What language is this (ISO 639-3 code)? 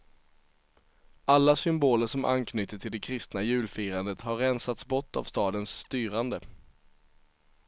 swe